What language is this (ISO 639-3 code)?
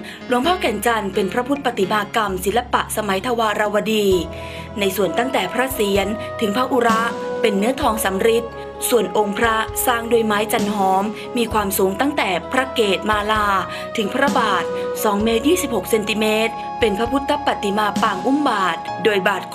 tha